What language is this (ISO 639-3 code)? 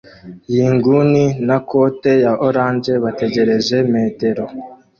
kin